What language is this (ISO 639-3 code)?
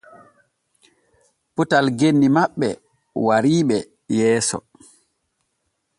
fue